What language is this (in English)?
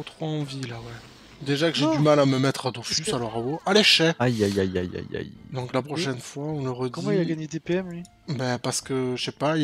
French